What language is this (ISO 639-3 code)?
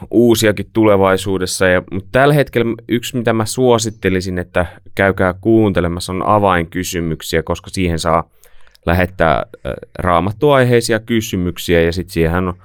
fin